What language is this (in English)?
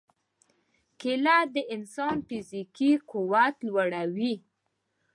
Pashto